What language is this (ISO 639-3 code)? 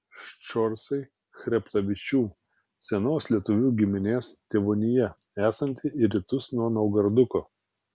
lit